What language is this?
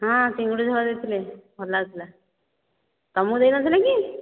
Odia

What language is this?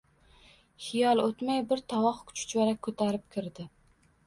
Uzbek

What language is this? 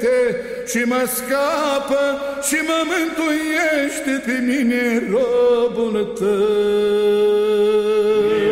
Romanian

